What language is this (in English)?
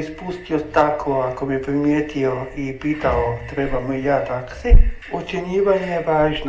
Croatian